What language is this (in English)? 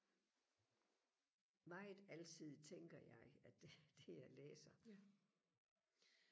Danish